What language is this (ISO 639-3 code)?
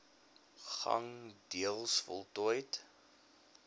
afr